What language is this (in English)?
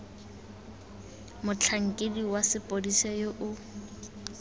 Tswana